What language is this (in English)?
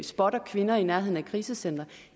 Danish